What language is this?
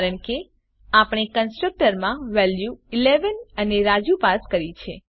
Gujarati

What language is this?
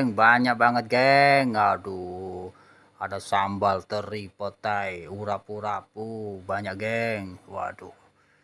Indonesian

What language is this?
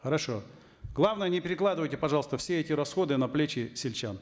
Kazakh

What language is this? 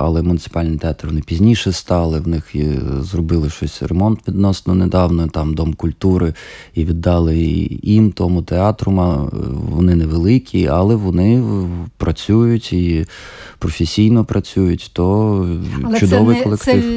Ukrainian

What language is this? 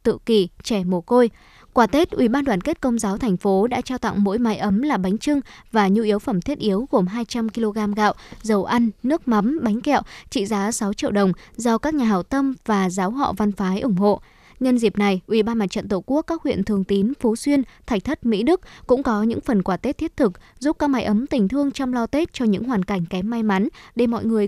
Vietnamese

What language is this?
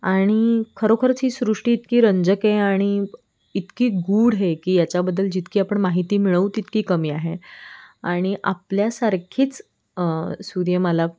Marathi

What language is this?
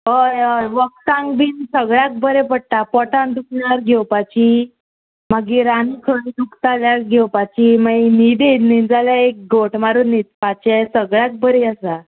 Konkani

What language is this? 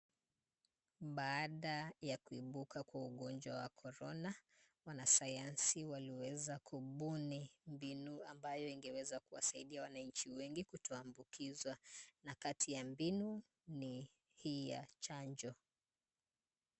Swahili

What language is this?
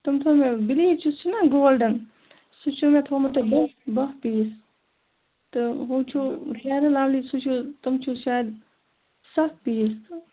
Kashmiri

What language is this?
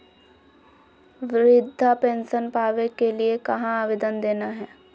Magahi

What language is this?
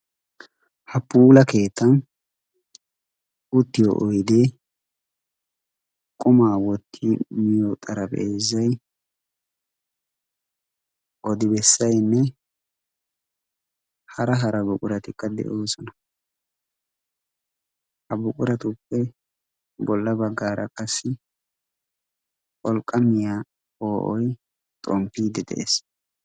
Wolaytta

